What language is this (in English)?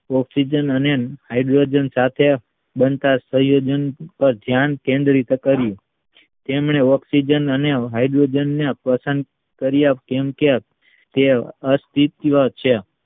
Gujarati